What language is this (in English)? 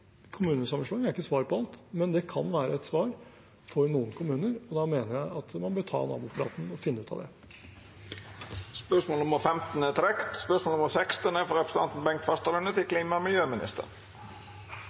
Norwegian